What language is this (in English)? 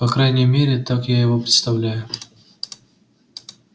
Russian